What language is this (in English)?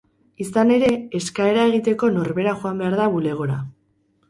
Basque